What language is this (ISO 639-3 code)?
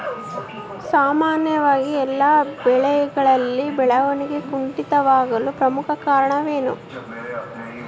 kan